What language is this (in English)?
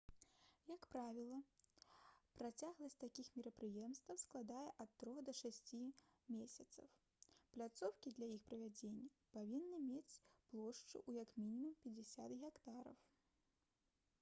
Belarusian